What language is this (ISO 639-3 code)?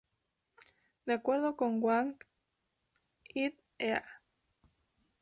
spa